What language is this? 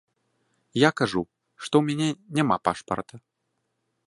Belarusian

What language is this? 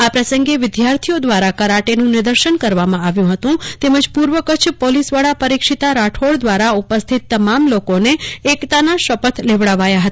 Gujarati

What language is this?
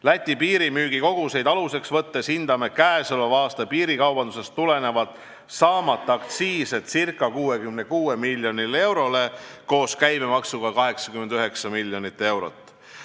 Estonian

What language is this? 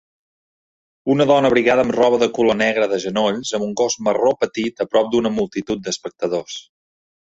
Catalan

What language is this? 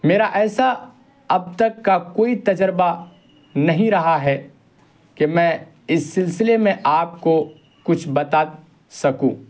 Urdu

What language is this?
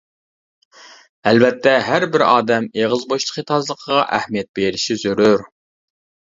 Uyghur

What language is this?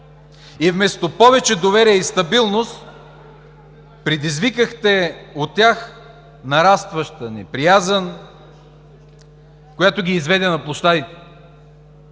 Bulgarian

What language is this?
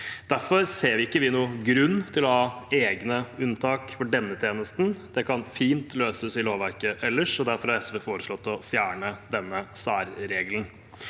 Norwegian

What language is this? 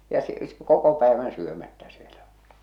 Finnish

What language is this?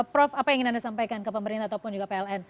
Indonesian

